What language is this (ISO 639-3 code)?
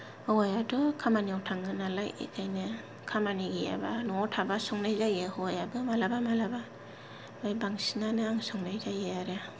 brx